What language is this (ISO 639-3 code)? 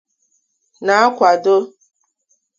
ibo